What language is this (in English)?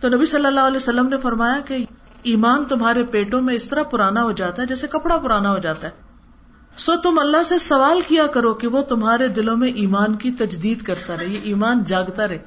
Urdu